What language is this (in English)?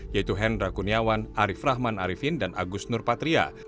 Indonesian